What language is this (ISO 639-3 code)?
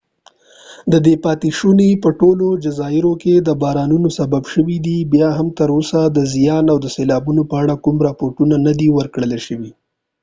pus